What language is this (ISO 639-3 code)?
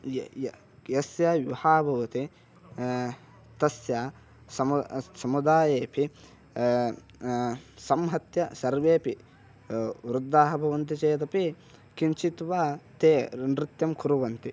san